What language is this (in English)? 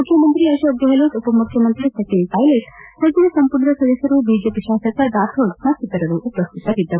Kannada